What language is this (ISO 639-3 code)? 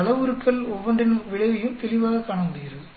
tam